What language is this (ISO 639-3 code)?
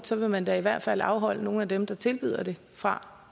dan